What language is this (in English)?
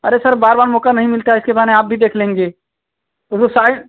Hindi